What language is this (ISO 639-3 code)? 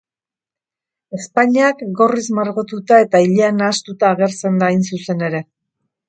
eus